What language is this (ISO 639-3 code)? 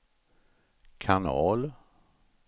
swe